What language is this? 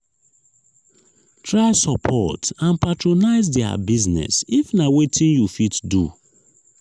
Nigerian Pidgin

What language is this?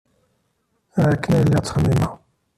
Kabyle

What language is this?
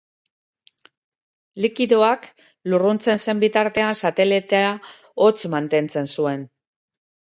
Basque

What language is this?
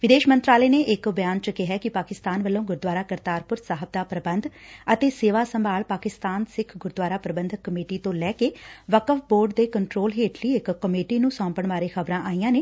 Punjabi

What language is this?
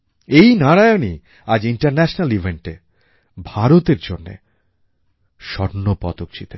Bangla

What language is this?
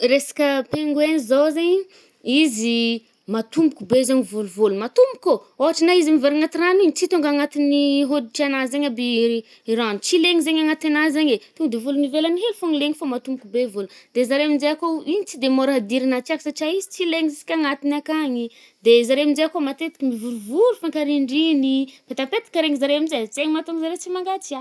Northern Betsimisaraka Malagasy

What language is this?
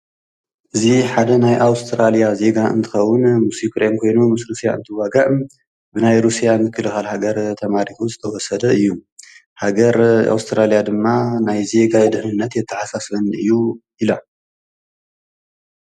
Tigrinya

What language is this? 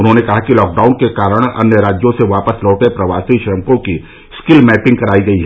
Hindi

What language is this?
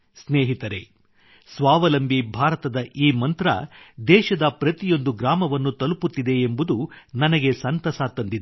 Kannada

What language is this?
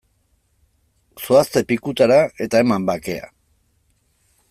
Basque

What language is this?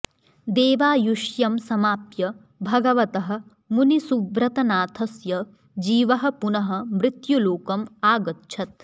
Sanskrit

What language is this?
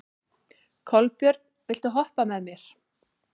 Icelandic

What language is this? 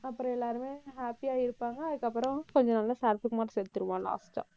Tamil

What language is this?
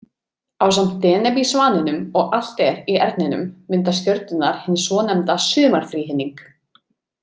Icelandic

